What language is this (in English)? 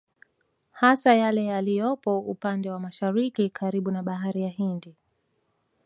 Swahili